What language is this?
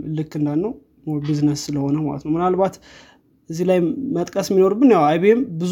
Amharic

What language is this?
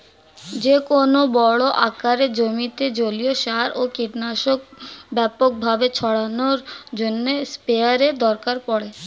Bangla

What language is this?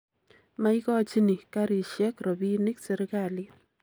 Kalenjin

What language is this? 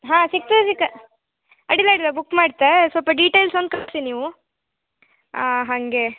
Kannada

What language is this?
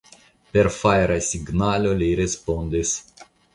Esperanto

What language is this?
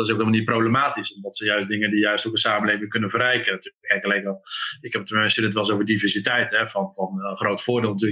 Dutch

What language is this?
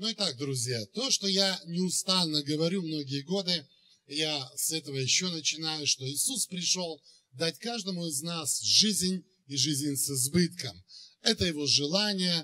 Russian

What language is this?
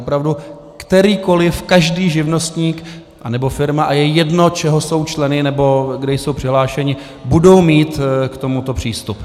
Czech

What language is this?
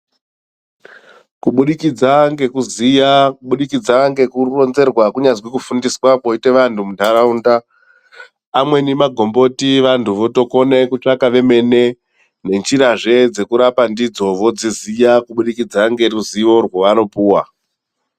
Ndau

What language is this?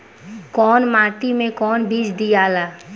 Bhojpuri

